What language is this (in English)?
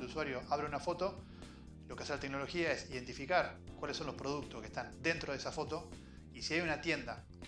Spanish